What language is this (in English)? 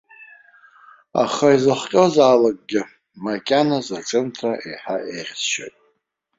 Abkhazian